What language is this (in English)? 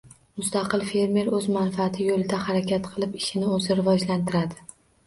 Uzbek